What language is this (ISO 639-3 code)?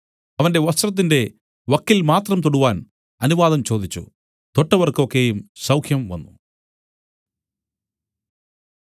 mal